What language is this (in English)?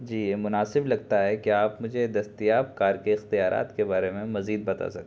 Urdu